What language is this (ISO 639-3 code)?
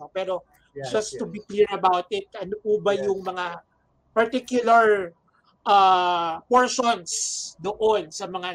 fil